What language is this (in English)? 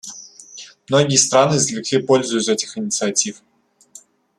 Russian